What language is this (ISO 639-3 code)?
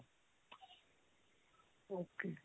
pan